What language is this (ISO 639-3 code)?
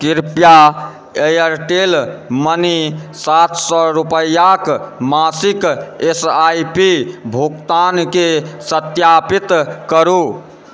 mai